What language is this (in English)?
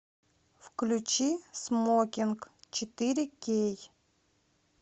Russian